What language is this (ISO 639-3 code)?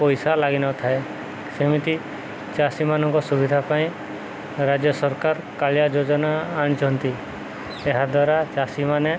ori